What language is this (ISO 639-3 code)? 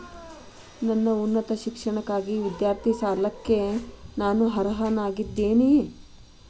kan